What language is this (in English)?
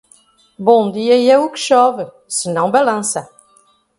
Portuguese